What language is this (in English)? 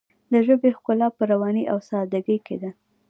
Pashto